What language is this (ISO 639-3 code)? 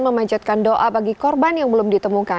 ind